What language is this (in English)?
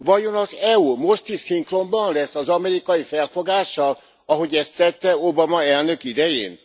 Hungarian